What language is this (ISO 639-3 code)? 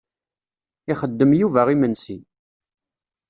kab